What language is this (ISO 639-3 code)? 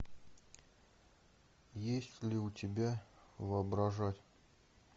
rus